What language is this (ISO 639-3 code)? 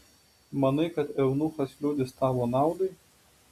lit